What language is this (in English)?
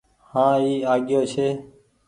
Goaria